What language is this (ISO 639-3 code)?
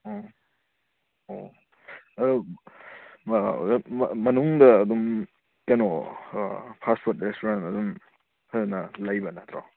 mni